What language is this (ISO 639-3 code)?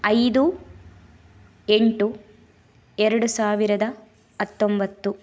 kan